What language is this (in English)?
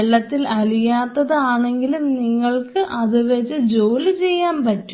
Malayalam